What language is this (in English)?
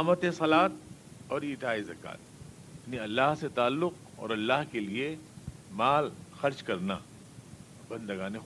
Urdu